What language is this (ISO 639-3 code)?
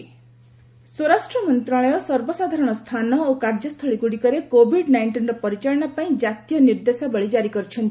ori